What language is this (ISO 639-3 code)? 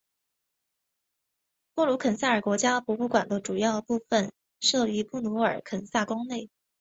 zho